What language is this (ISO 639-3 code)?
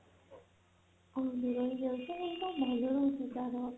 ori